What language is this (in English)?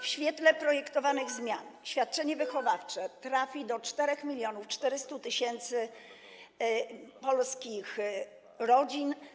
Polish